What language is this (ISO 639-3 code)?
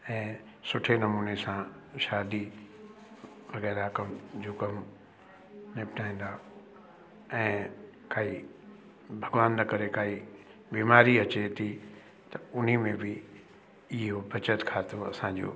snd